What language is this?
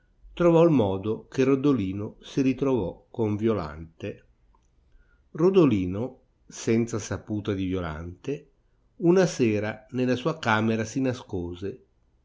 Italian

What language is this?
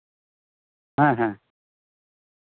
Santali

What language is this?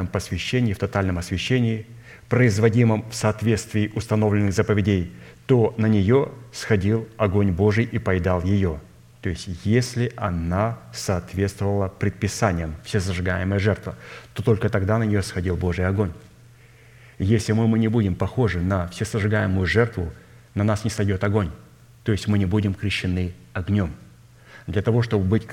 Russian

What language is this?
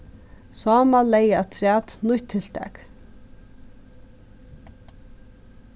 Faroese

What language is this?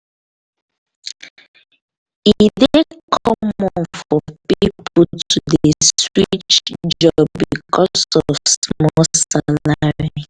Nigerian Pidgin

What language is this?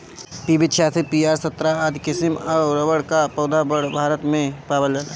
Bhojpuri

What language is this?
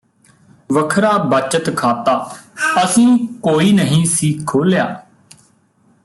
Punjabi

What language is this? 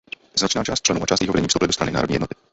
Czech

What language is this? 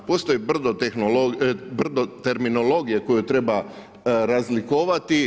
Croatian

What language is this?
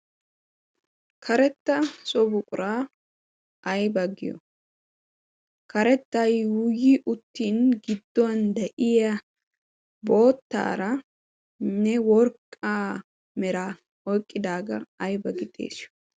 Wolaytta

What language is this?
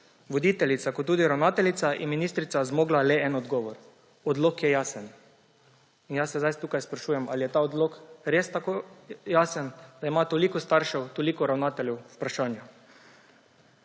Slovenian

